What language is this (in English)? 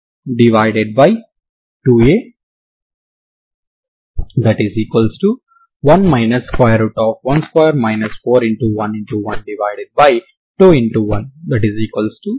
Telugu